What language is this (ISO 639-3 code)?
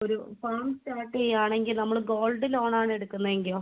mal